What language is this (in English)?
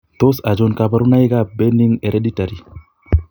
Kalenjin